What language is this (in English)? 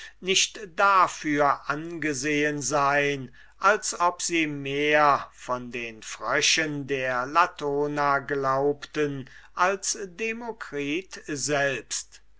German